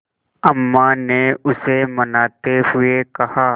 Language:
Hindi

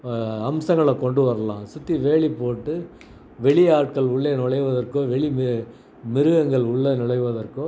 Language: Tamil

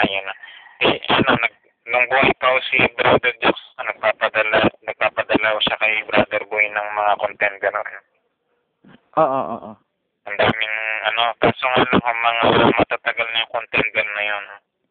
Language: Filipino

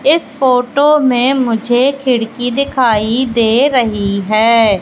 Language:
Hindi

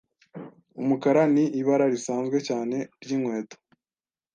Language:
Kinyarwanda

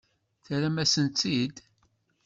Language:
Kabyle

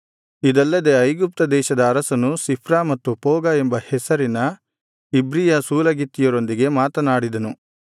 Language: Kannada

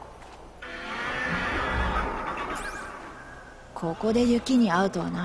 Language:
Japanese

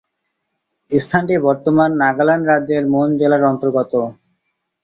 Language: Bangla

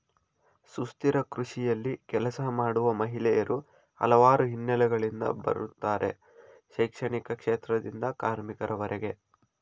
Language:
Kannada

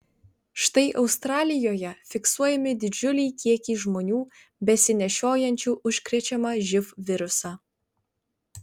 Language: Lithuanian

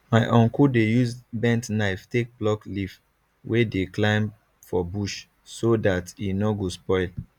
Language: Nigerian Pidgin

